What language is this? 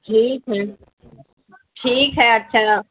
Urdu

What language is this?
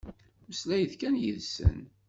Kabyle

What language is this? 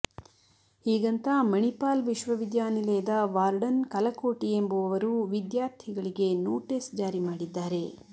Kannada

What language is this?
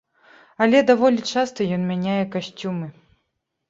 Belarusian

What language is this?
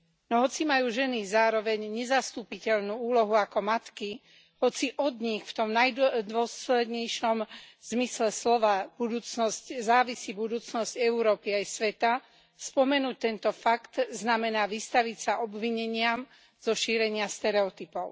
Slovak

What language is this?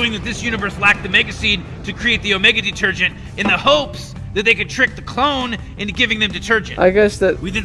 Turkish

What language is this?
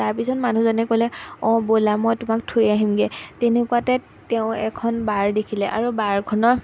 Assamese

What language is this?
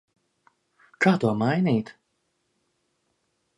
Latvian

